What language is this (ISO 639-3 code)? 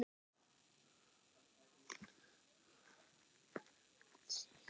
isl